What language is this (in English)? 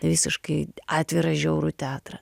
Lithuanian